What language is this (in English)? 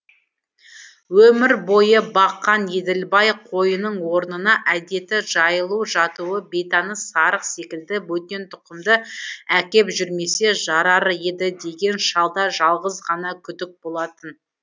Kazakh